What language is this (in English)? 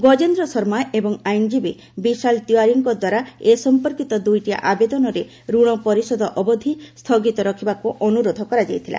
Odia